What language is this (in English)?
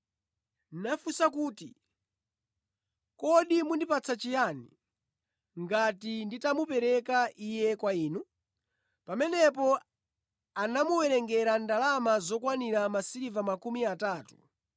Nyanja